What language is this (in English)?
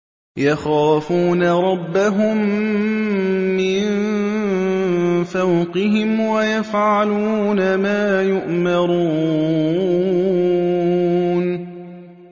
Arabic